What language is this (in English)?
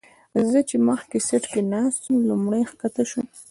Pashto